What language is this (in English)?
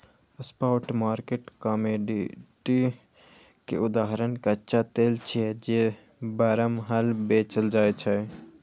Maithili